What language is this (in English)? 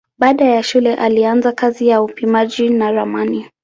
Swahili